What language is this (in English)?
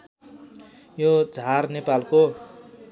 Nepali